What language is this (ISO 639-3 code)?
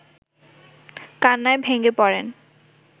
ben